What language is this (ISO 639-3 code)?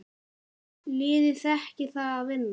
isl